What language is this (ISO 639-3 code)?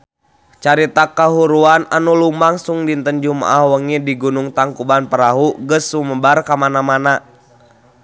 sun